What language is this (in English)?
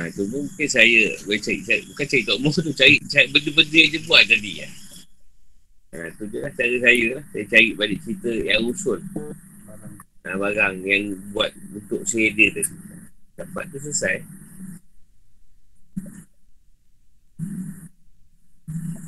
Malay